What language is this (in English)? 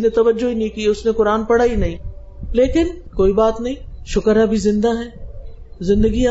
Urdu